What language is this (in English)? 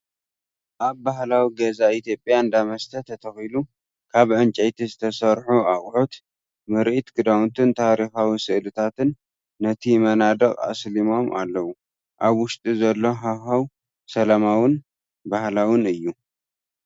Tigrinya